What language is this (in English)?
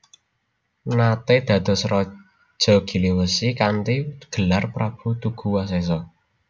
Javanese